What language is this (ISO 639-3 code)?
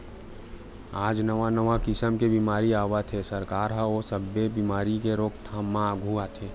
hne